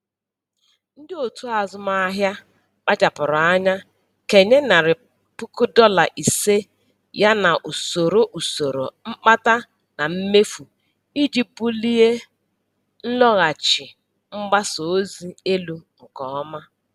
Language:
Igbo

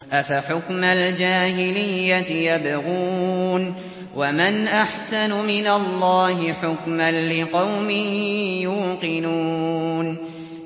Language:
Arabic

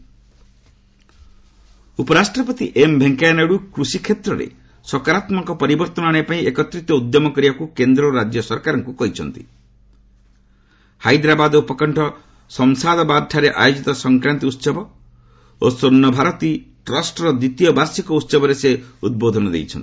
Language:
Odia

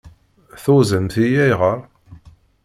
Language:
Kabyle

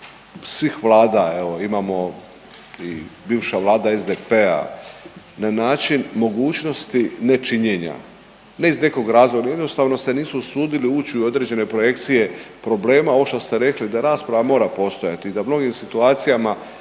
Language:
Croatian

